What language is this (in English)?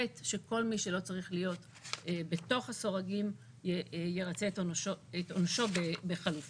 Hebrew